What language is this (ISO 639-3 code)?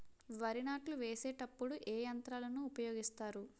tel